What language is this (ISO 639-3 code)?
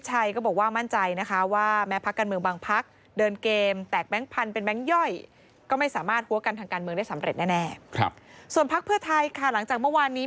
tha